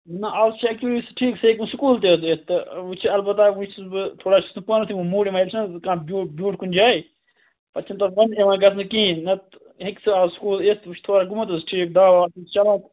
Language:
Kashmiri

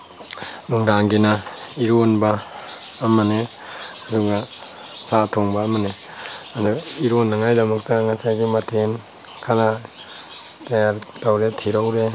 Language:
Manipuri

